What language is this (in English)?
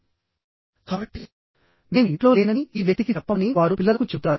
Telugu